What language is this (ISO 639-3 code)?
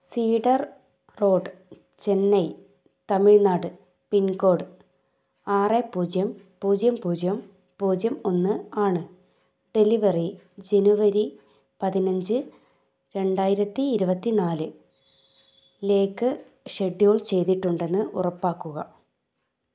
mal